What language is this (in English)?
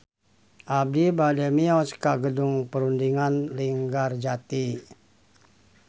Sundanese